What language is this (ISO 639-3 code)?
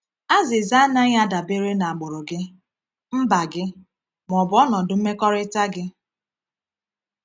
ibo